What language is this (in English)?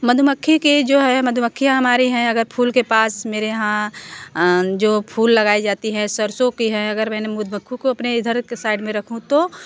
Hindi